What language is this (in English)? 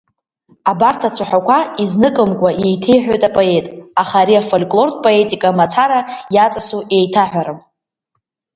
Abkhazian